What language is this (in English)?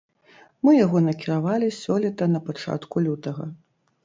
Belarusian